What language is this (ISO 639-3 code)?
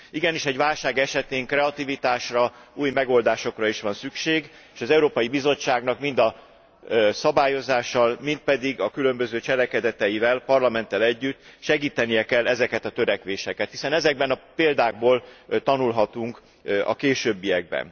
hun